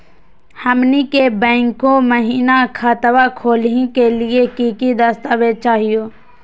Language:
Magahi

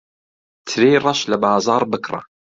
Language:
Central Kurdish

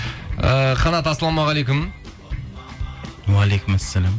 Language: Kazakh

